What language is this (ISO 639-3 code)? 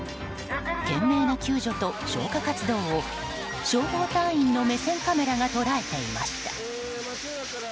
jpn